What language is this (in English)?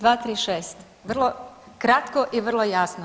Croatian